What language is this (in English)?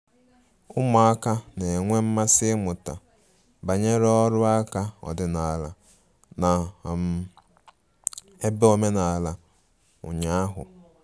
Igbo